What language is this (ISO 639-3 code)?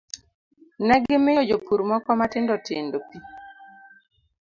luo